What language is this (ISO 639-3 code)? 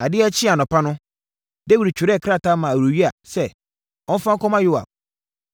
aka